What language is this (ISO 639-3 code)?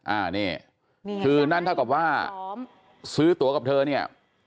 tha